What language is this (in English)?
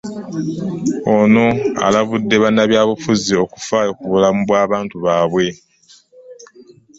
Ganda